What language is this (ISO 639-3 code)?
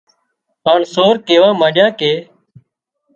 kxp